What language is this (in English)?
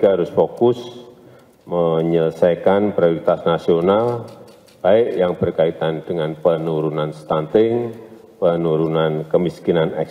Indonesian